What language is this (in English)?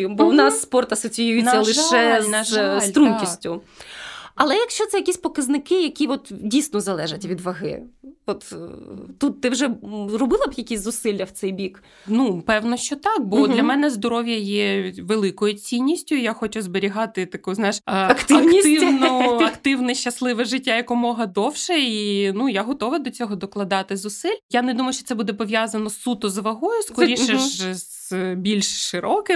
Ukrainian